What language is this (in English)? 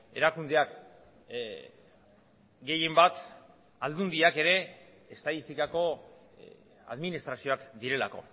Basque